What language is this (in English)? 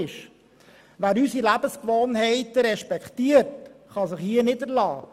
Swiss German